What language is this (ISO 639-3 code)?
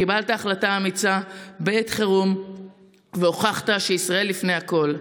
heb